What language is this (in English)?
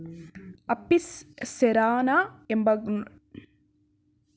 Kannada